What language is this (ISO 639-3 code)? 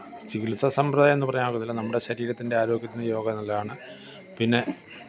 mal